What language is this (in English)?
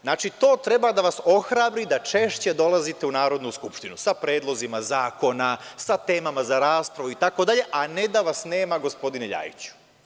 Serbian